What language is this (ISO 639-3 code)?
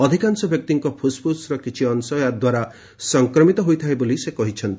ori